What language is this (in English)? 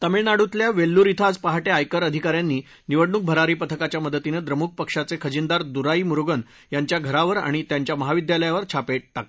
Marathi